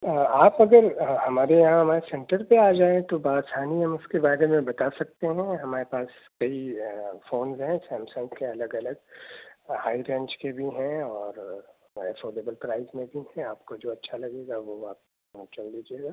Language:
Urdu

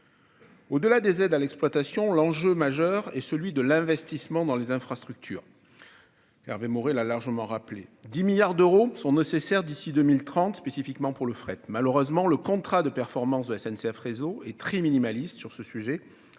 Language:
French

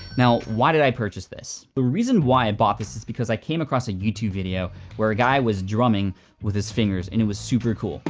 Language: English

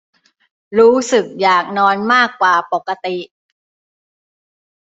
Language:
Thai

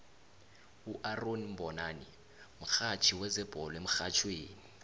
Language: South Ndebele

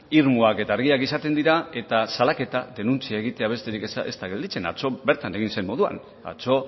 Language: Basque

